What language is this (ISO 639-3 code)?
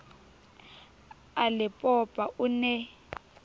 sot